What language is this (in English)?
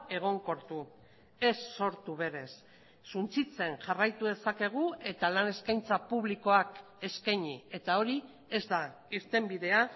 Basque